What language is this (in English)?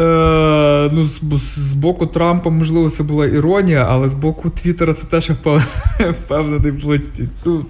Ukrainian